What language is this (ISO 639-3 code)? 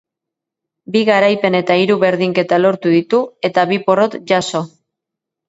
eus